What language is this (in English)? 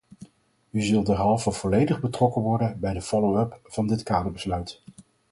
Dutch